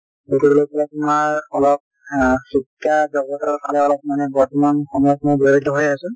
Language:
Assamese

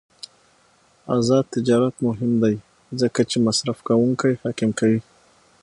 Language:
Pashto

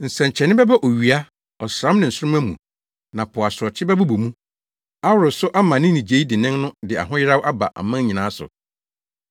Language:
Akan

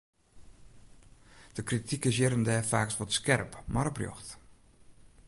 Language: Western Frisian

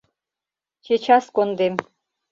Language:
Mari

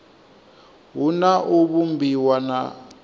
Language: Venda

